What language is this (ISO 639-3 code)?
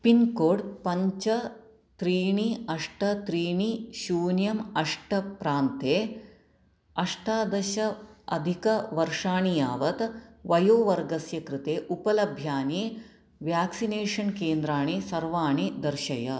san